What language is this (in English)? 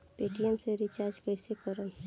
Bhojpuri